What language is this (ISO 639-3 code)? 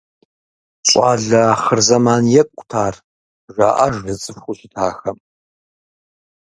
kbd